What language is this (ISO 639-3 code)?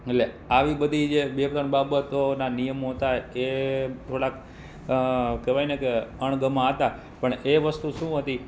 guj